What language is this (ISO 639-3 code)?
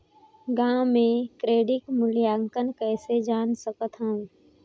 hne